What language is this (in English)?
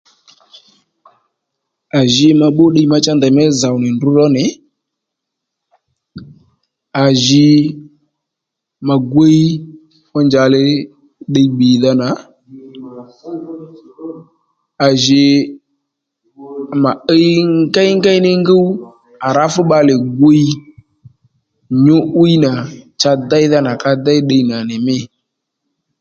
Lendu